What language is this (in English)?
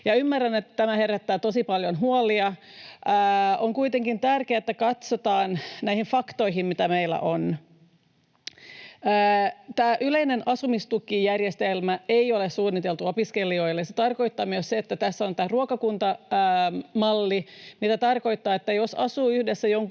Finnish